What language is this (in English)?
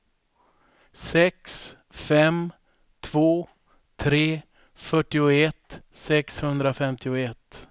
Swedish